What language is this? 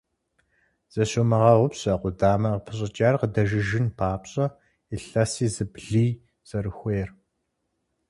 Kabardian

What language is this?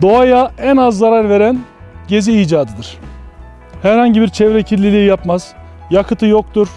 Turkish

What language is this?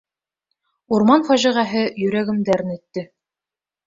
Bashkir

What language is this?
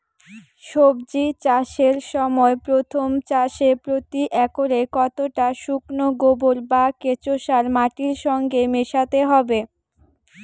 Bangla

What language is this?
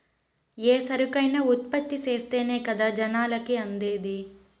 Telugu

